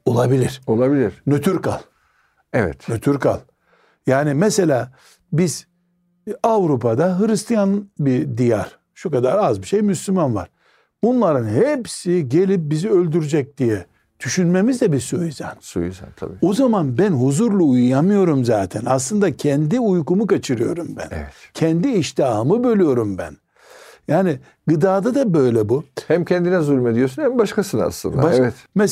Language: Turkish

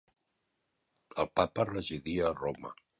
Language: Catalan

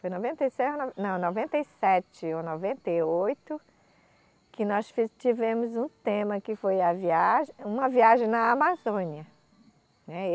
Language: Portuguese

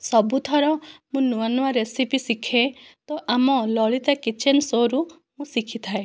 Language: Odia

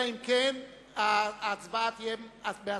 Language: Hebrew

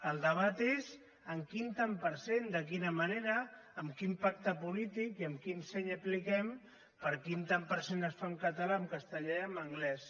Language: Catalan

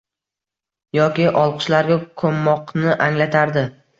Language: Uzbek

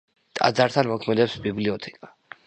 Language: Georgian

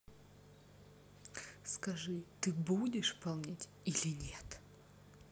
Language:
Russian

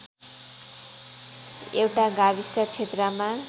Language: Nepali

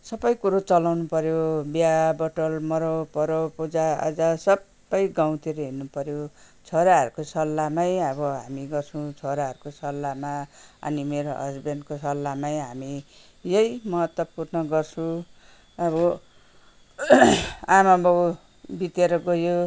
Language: Nepali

